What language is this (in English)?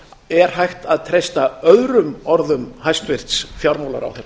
Icelandic